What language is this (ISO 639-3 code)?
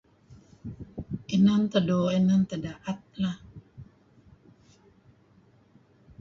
kzi